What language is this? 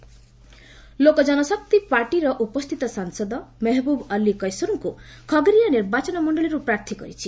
Odia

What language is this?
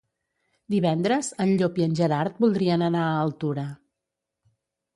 Catalan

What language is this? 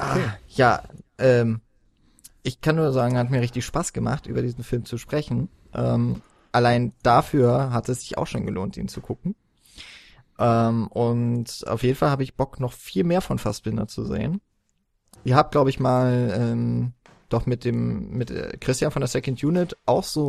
German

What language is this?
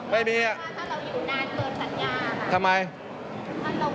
Thai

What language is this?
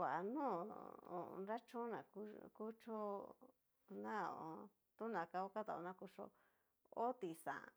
Cacaloxtepec Mixtec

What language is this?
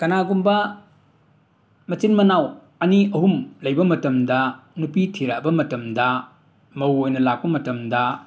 Manipuri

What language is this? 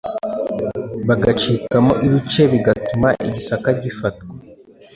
Kinyarwanda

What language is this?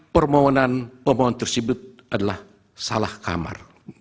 Indonesian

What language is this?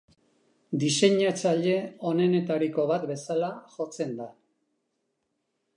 Basque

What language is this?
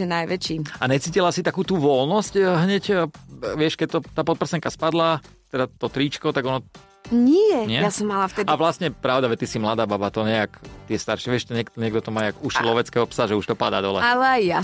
Slovak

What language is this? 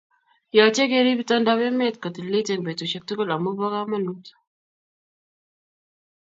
Kalenjin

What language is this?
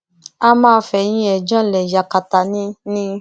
Yoruba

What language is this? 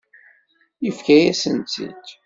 Kabyle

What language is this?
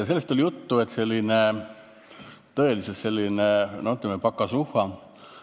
Estonian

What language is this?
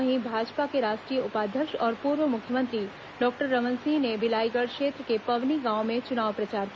Hindi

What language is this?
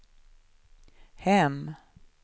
Swedish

